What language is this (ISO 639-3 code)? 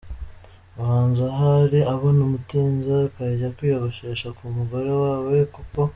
kin